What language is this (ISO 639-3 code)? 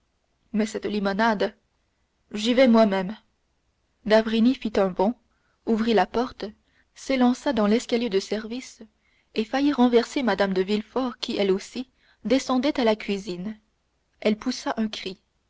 fra